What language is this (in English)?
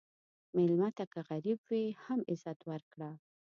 Pashto